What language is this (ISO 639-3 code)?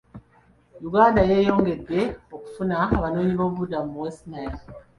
lug